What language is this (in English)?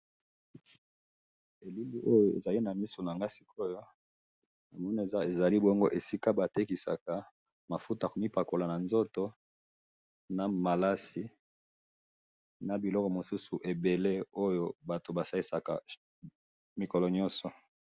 Lingala